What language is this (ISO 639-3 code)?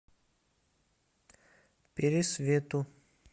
rus